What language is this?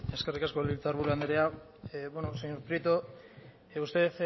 Basque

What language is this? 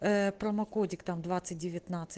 Russian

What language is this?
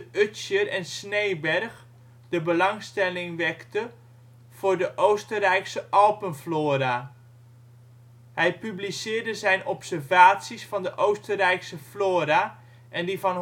Dutch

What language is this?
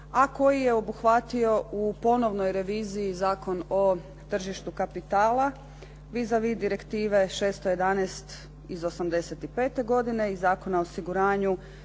Croatian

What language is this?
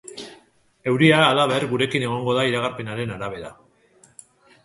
Basque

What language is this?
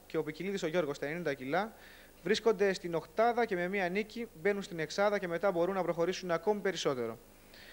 Greek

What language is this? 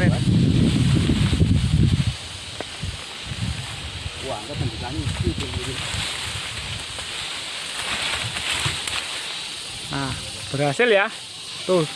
Indonesian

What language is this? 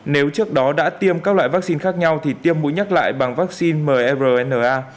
Vietnamese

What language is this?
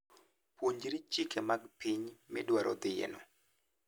Luo (Kenya and Tanzania)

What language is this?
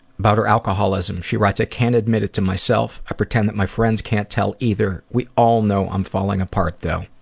English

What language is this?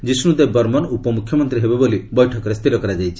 Odia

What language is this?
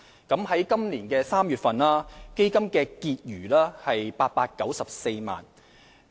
Cantonese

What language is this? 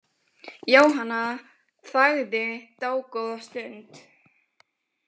Icelandic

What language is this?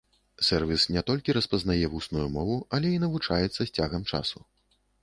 Belarusian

